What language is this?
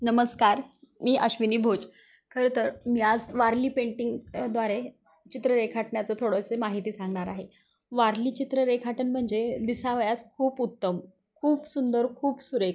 Marathi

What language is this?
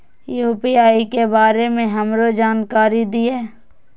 Maithili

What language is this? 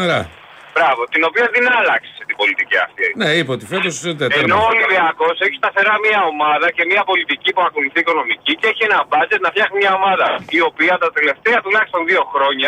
Greek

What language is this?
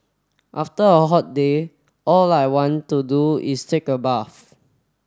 English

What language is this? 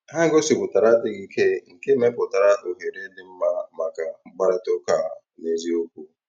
Igbo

